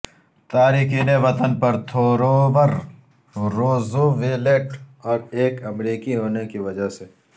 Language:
Urdu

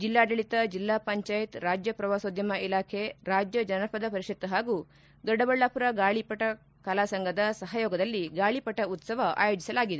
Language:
Kannada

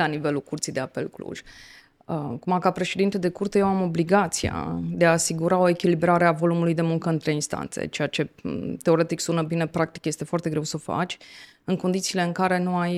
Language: Romanian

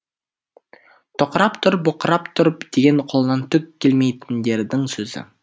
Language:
Kazakh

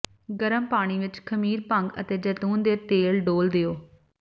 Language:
Punjabi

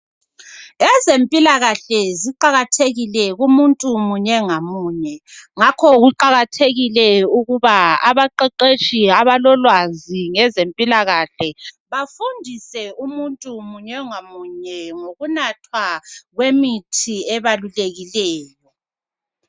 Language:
North Ndebele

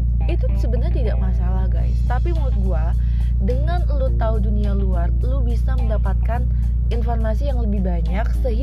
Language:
Indonesian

